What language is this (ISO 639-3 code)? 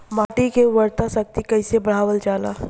bho